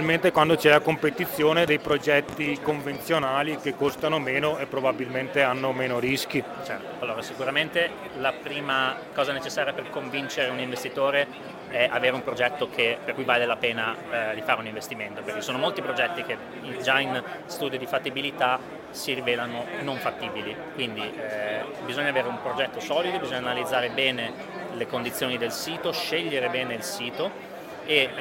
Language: Italian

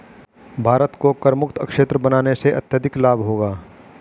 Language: Hindi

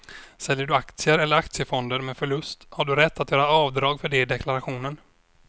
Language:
Swedish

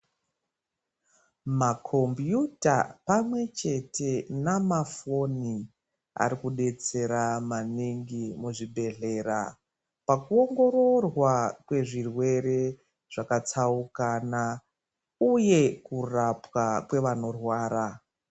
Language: Ndau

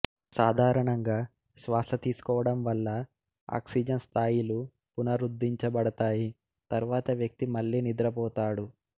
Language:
Telugu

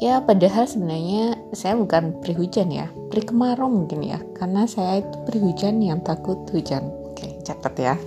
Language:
Indonesian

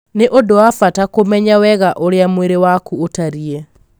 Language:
Kikuyu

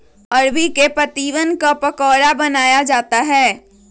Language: Magahi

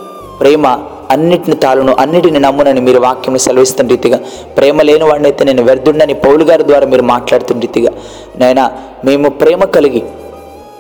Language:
Telugu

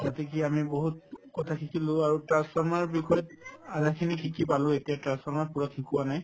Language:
Assamese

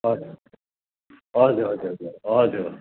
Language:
Nepali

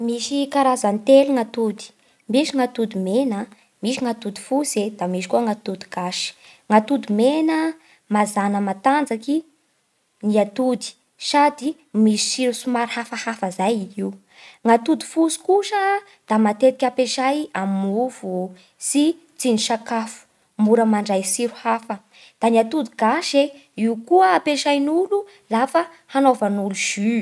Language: Bara Malagasy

